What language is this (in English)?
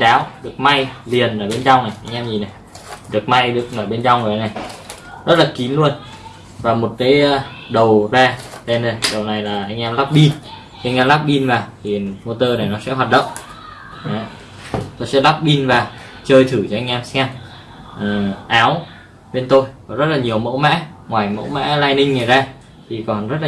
Vietnamese